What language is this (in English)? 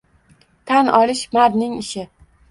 Uzbek